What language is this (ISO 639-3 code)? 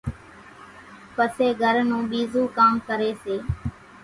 gjk